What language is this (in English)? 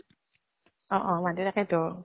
Assamese